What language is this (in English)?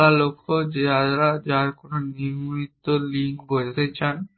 Bangla